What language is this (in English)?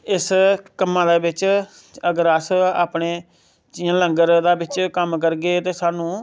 Dogri